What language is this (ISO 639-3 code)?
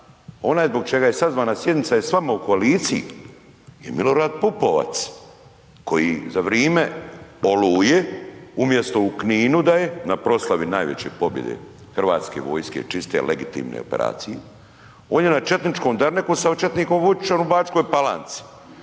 hrv